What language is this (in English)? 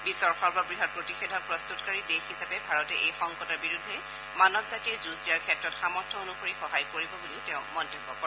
Assamese